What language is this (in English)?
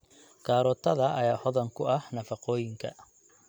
Somali